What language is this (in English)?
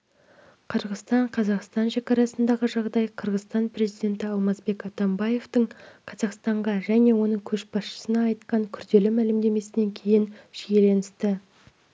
Kazakh